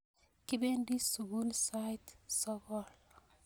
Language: Kalenjin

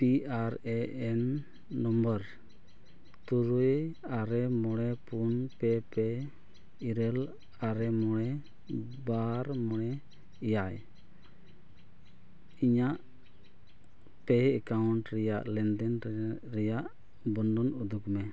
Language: Santali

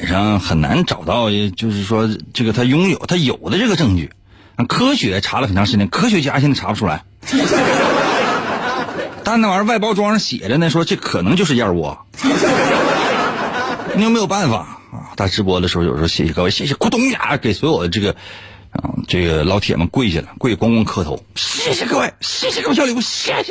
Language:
Chinese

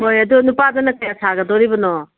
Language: Manipuri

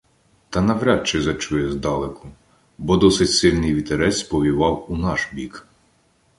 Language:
Ukrainian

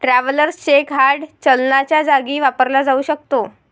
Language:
Marathi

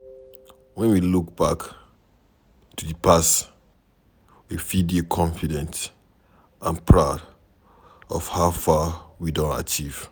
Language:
Nigerian Pidgin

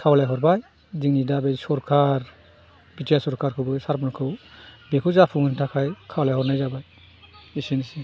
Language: Bodo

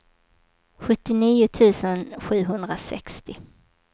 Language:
Swedish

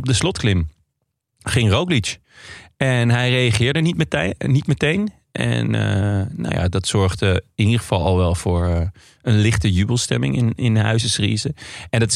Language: Dutch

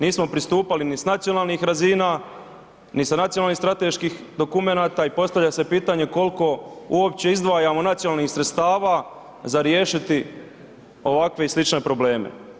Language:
Croatian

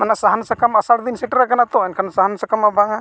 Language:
Santali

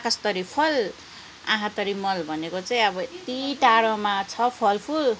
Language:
Nepali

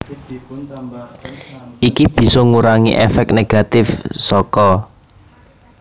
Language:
Javanese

